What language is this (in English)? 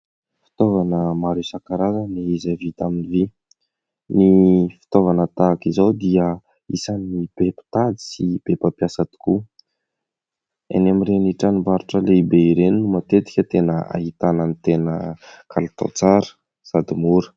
Malagasy